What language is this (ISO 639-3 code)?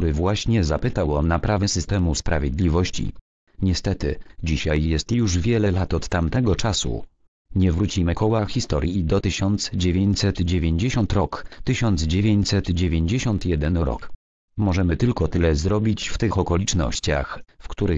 pol